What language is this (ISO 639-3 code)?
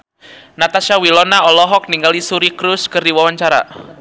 sun